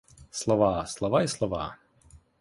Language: Ukrainian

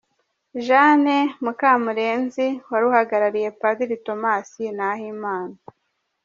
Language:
Kinyarwanda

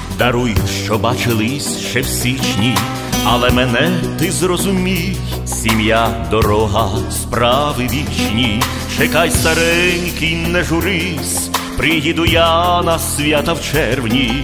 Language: Czech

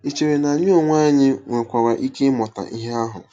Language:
Igbo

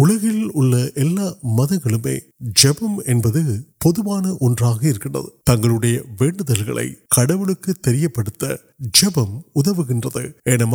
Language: Urdu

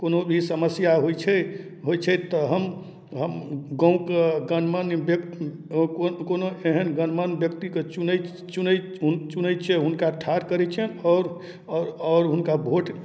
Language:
Maithili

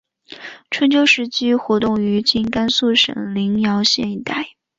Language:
Chinese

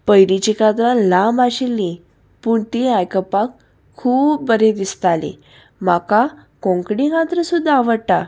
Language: Konkani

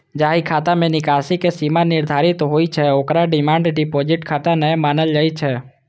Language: Maithili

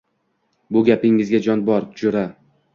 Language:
Uzbek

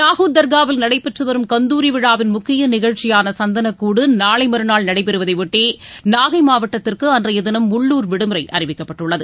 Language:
Tamil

